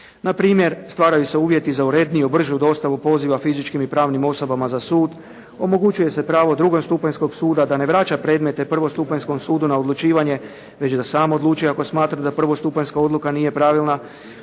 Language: Croatian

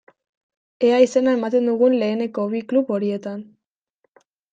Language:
Basque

